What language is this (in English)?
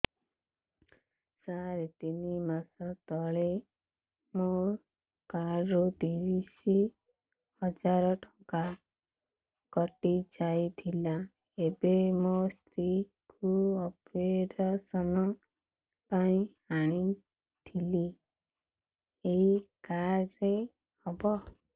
Odia